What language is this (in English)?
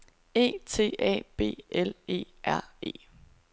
Danish